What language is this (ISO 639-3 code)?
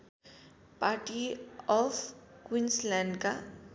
nep